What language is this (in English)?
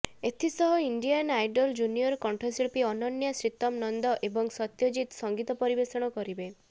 Odia